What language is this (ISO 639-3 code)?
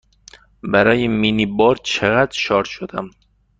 fas